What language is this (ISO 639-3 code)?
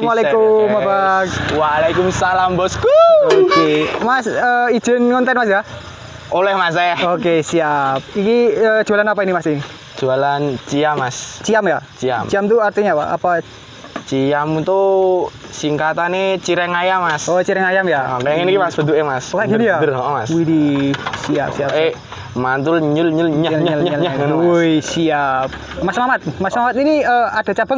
ind